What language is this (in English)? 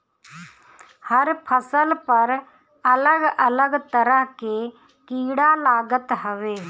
Bhojpuri